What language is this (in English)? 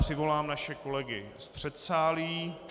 Czech